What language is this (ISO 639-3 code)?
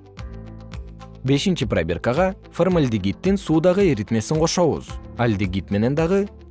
kir